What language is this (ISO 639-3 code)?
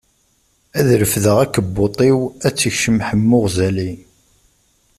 kab